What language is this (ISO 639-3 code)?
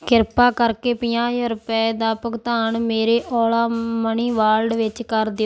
pan